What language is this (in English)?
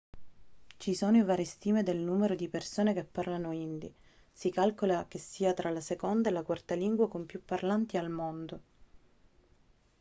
Italian